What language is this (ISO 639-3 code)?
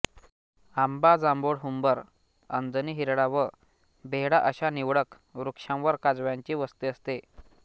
mar